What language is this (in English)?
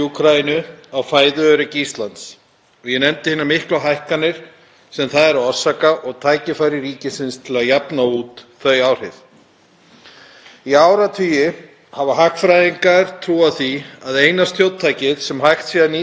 Icelandic